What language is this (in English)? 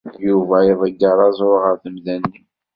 Kabyle